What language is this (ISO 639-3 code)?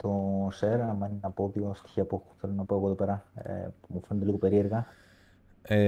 ell